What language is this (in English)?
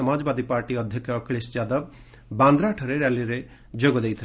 Odia